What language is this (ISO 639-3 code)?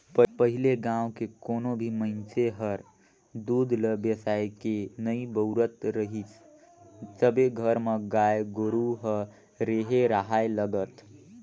hne